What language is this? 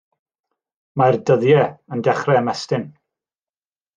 Welsh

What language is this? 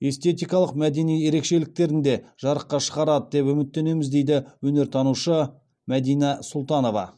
Kazakh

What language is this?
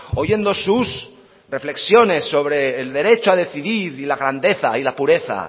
Spanish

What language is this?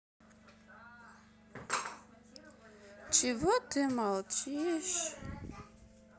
Russian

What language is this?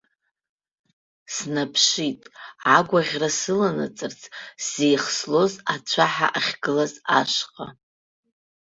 Abkhazian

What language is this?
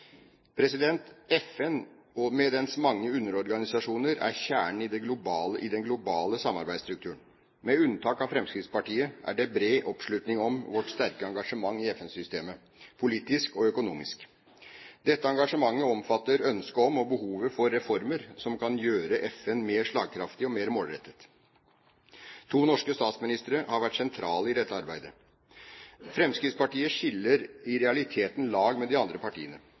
Norwegian Bokmål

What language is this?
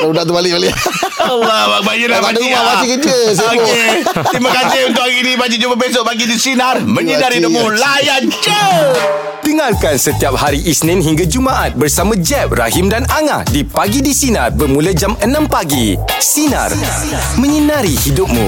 Malay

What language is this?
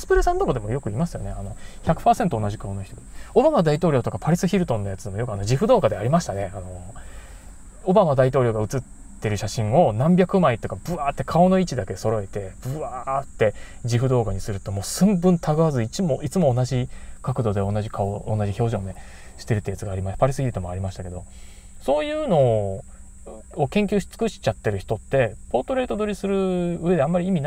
Japanese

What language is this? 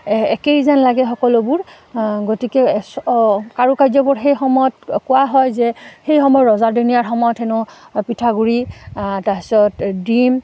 Assamese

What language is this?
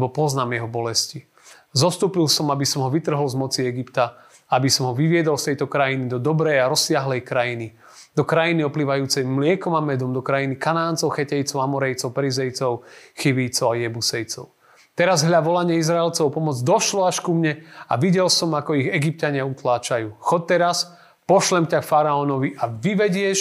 Slovak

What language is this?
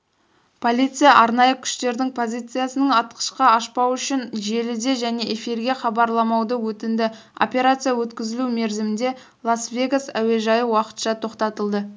Kazakh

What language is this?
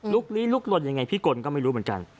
Thai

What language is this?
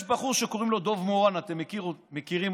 Hebrew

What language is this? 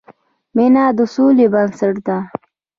Pashto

